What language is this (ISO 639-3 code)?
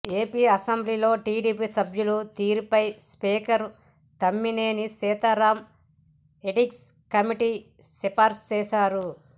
tel